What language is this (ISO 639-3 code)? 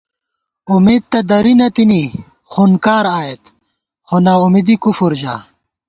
gwt